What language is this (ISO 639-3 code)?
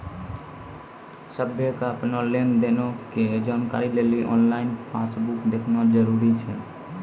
mai